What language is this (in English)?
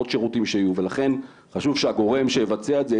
Hebrew